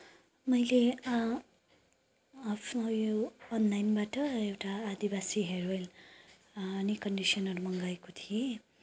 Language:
Nepali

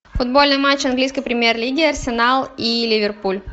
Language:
Russian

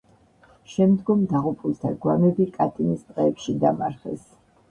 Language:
Georgian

